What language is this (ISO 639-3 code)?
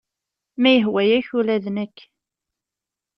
kab